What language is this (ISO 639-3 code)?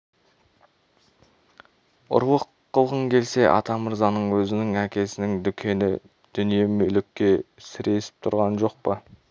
kaz